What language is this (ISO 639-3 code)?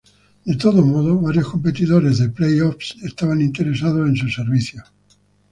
spa